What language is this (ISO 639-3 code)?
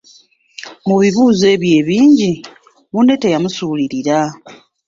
lug